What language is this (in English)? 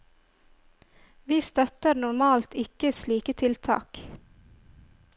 Norwegian